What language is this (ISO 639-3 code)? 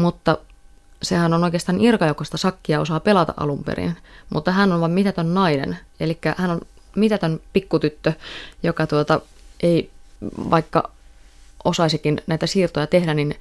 fin